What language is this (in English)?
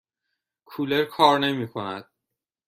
Persian